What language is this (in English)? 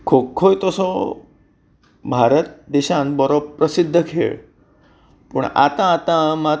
Konkani